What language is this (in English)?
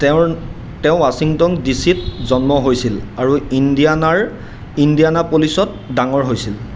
Assamese